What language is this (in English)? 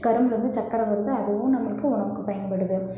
Tamil